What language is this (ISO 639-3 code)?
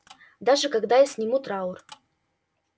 rus